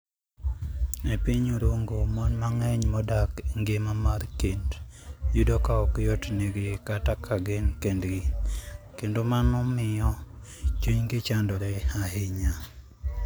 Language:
Luo (Kenya and Tanzania)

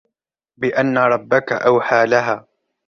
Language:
Arabic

